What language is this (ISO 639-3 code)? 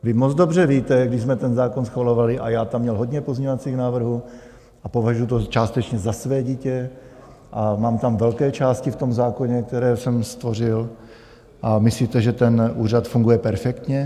ces